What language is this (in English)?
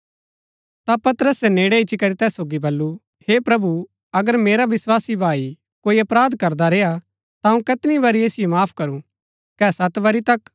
Gaddi